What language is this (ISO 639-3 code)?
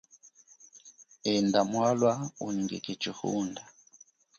cjk